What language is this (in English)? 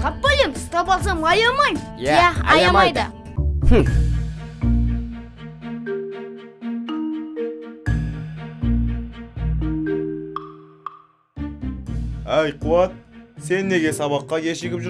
Turkish